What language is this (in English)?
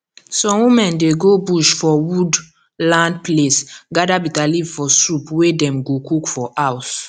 Nigerian Pidgin